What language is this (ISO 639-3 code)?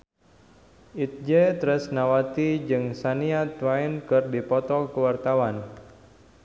sun